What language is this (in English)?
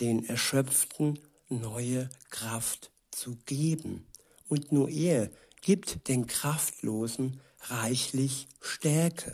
German